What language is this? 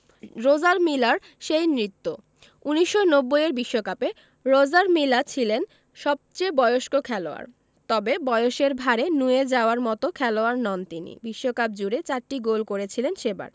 Bangla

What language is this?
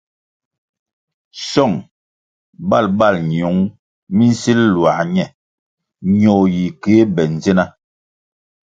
Kwasio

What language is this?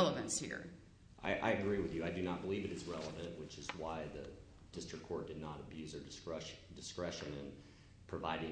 English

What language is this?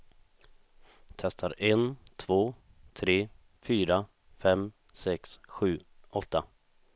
Swedish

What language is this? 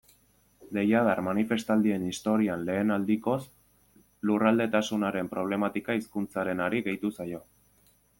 Basque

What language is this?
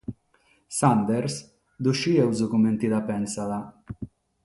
Sardinian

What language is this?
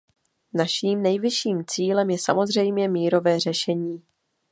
Czech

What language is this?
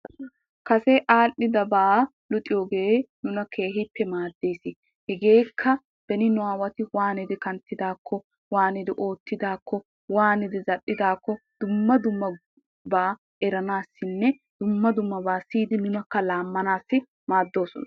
Wolaytta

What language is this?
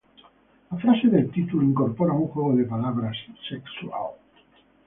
Spanish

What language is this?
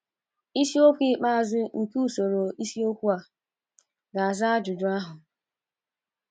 Igbo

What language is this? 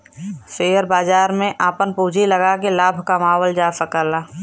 Bhojpuri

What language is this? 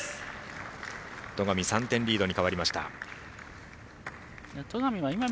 Japanese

